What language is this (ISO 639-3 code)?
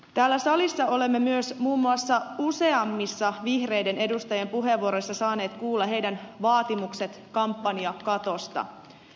fin